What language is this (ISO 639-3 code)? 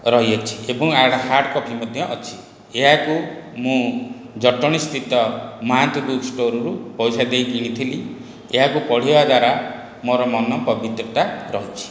ori